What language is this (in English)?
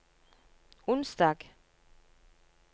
Norwegian